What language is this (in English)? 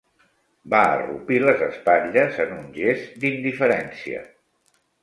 Catalan